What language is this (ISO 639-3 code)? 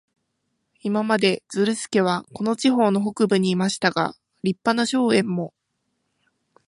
jpn